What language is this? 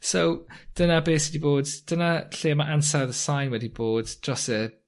Welsh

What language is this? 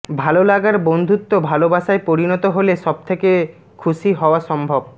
Bangla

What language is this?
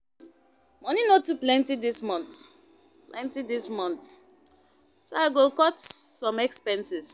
Nigerian Pidgin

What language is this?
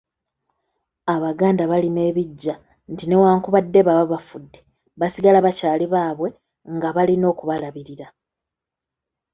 Ganda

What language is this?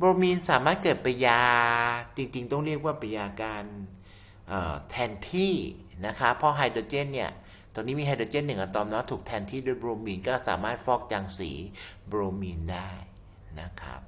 Thai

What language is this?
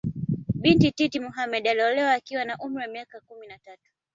Swahili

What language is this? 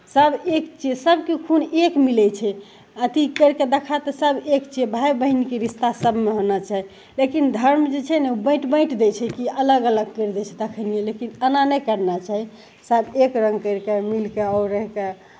Maithili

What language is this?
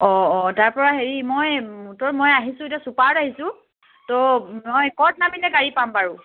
Assamese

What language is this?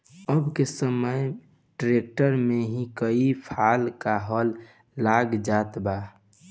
Bhojpuri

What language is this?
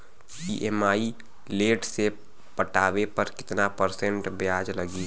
Bhojpuri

